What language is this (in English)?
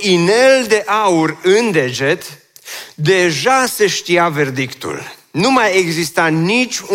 Romanian